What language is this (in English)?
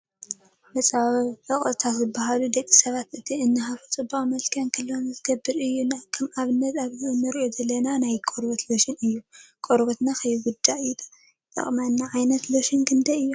Tigrinya